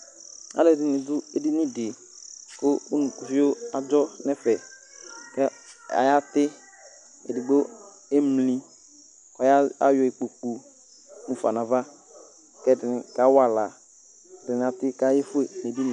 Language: Ikposo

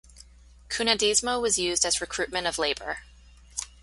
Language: English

